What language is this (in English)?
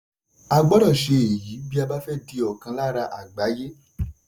Yoruba